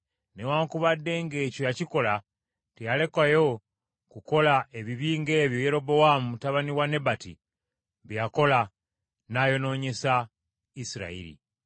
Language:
Ganda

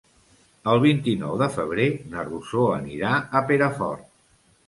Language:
Catalan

